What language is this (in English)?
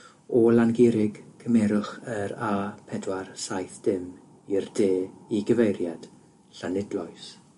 Welsh